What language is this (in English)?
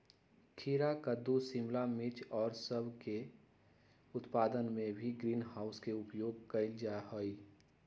Magahi